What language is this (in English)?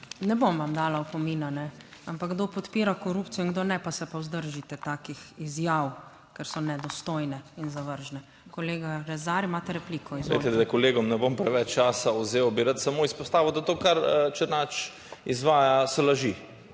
Slovenian